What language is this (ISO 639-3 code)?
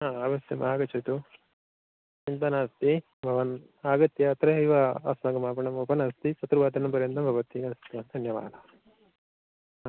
san